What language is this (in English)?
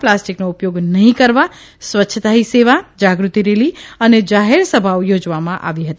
Gujarati